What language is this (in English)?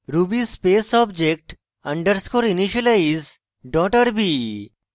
Bangla